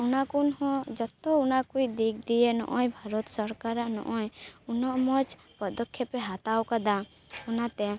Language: Santali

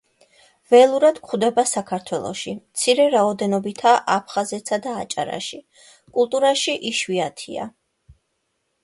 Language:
Georgian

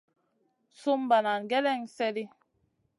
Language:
Masana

